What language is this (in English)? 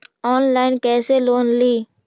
Magahi